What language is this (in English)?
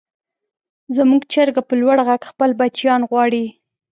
Pashto